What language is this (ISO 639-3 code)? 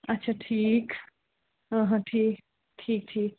kas